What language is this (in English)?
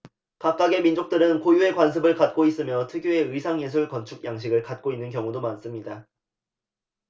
Korean